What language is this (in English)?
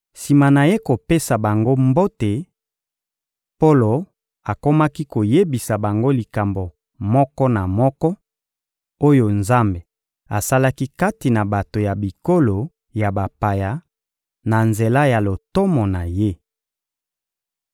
Lingala